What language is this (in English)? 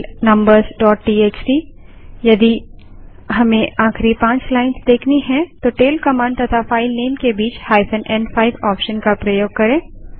Hindi